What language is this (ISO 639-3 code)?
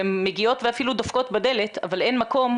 heb